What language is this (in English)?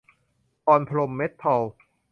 Thai